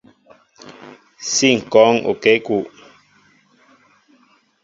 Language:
Mbo (Cameroon)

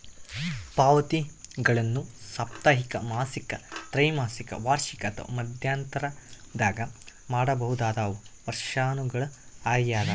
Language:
Kannada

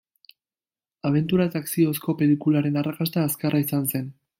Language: Basque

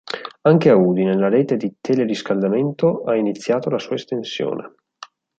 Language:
Italian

